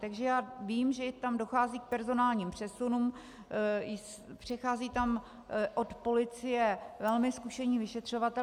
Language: Czech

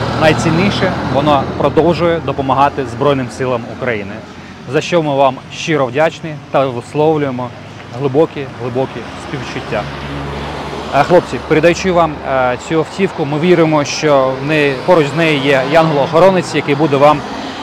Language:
Ukrainian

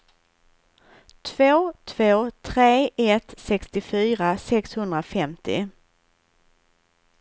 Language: Swedish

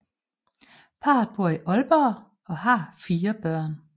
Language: Danish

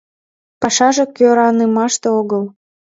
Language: Mari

